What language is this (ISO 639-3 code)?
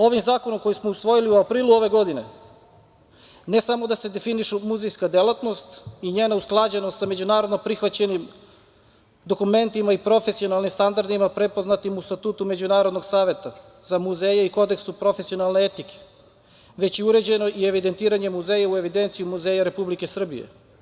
srp